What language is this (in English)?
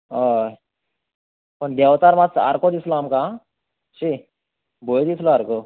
Konkani